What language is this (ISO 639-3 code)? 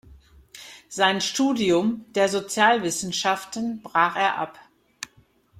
deu